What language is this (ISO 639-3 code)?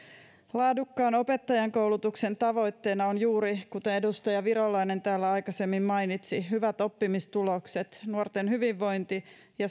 fin